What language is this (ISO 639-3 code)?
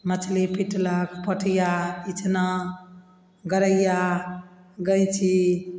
mai